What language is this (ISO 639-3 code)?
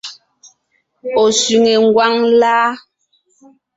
nnh